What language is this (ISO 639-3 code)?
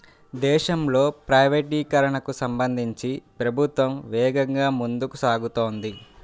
tel